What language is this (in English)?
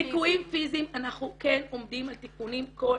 Hebrew